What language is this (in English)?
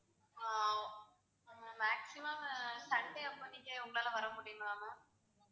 Tamil